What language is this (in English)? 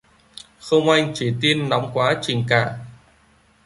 Vietnamese